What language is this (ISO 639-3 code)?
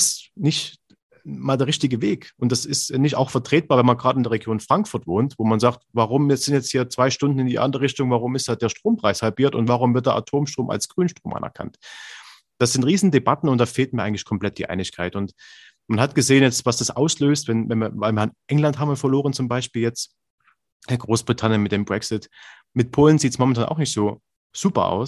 deu